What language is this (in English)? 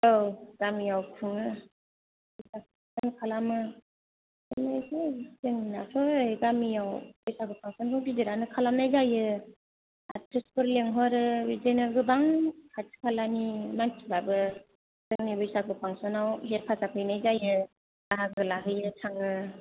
Bodo